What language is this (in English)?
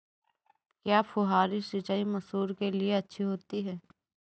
Hindi